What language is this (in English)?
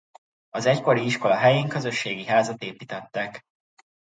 Hungarian